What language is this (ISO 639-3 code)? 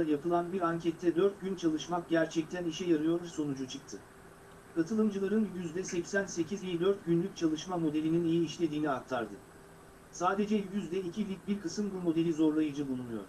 tur